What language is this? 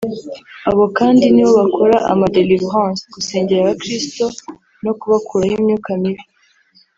Kinyarwanda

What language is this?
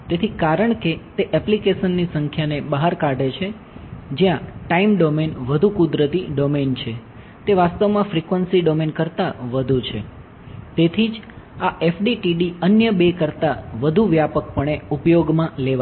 Gujarati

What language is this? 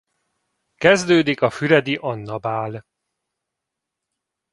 Hungarian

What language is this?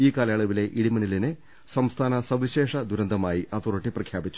Malayalam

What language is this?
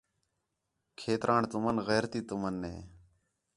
Khetrani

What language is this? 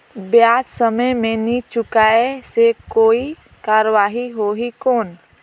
Chhattisgarhi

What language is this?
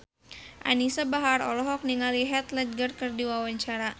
Sundanese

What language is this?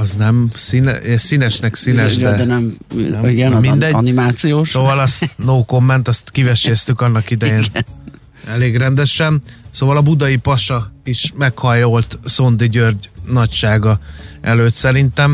Hungarian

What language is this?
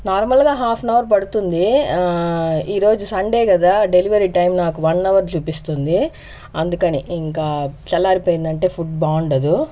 Telugu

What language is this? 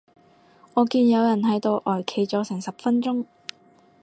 Cantonese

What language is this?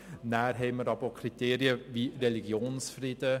Swiss German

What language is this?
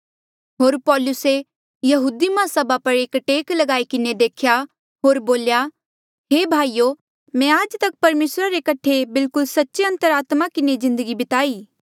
Mandeali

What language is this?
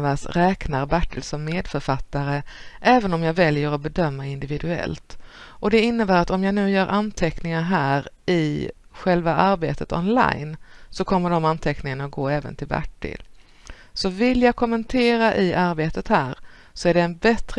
Swedish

